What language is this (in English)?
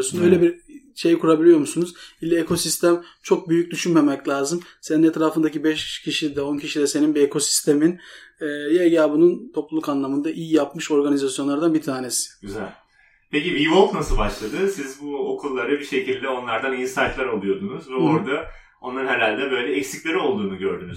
Turkish